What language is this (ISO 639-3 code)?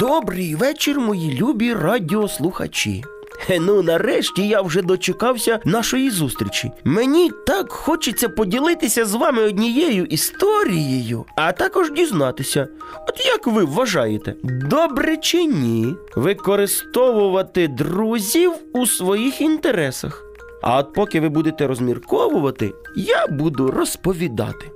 ukr